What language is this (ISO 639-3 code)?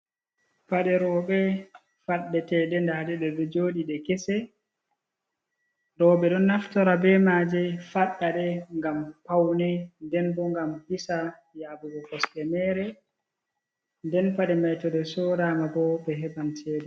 ful